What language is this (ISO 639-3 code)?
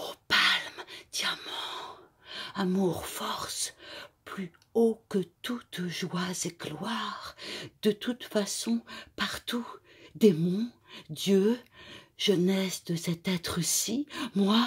fra